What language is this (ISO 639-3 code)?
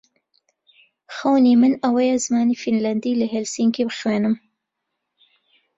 ckb